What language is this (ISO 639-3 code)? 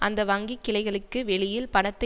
tam